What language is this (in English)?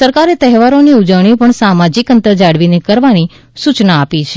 Gujarati